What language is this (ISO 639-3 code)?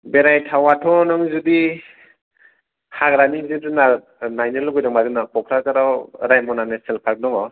brx